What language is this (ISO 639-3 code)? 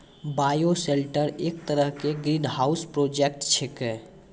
mai